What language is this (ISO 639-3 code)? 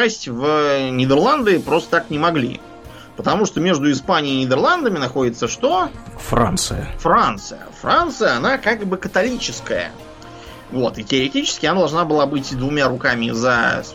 rus